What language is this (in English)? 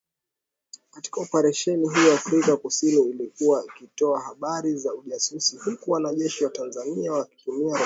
Swahili